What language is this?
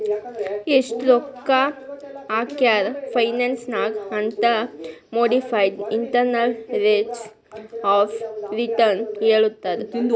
Kannada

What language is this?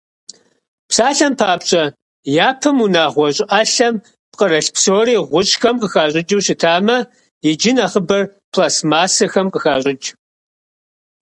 Kabardian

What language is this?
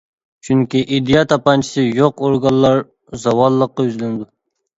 Uyghur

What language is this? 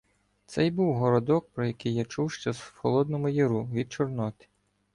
Ukrainian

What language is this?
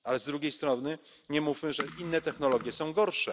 Polish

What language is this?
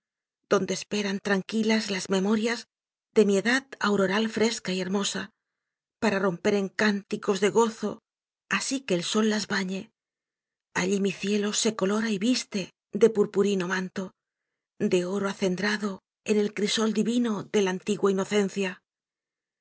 Spanish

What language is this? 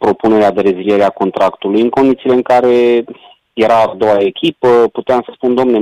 Romanian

